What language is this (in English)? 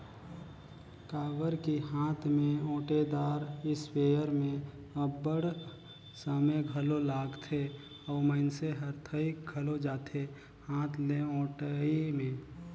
Chhattisgarhi